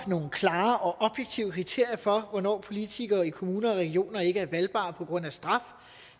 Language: Danish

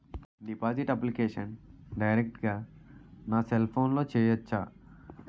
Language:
Telugu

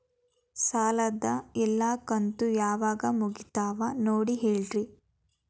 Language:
Kannada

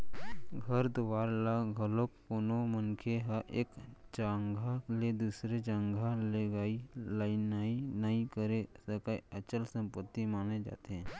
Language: Chhattisgarhi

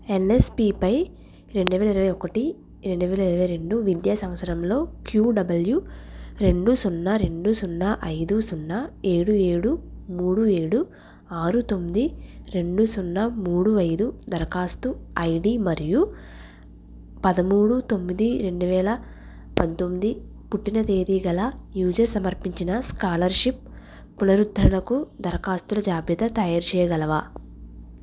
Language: Telugu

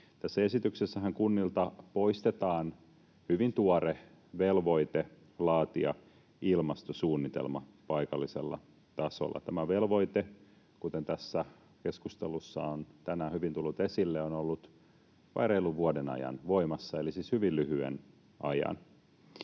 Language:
Finnish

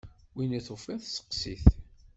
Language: Kabyle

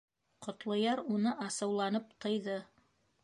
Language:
Bashkir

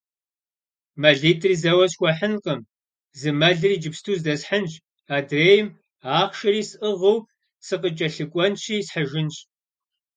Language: Kabardian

